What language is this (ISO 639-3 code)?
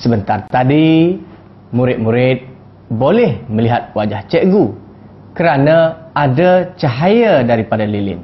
msa